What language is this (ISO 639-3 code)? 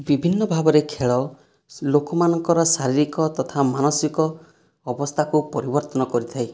ori